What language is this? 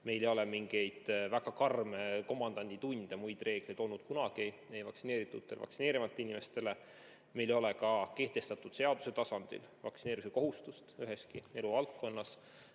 Estonian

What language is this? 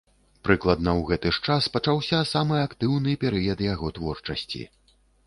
Belarusian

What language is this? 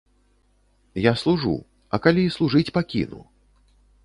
Belarusian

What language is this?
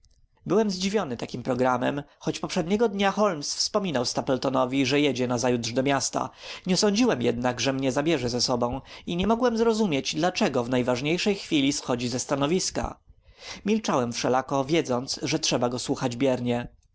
Polish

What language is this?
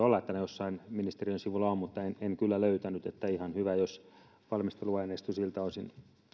Finnish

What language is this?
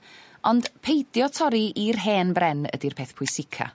Welsh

